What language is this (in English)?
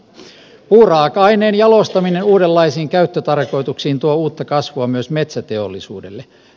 Finnish